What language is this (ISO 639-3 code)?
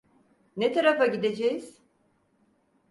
tur